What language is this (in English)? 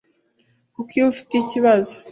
Kinyarwanda